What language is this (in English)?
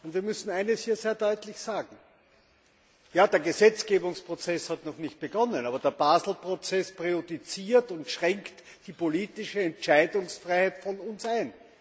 German